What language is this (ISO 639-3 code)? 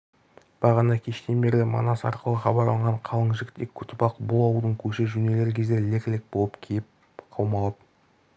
kaz